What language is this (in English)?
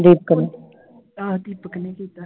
Punjabi